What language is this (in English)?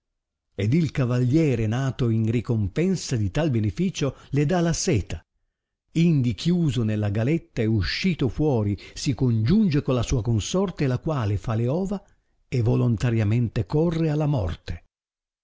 Italian